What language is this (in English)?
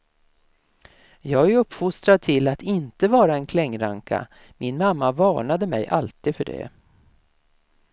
Swedish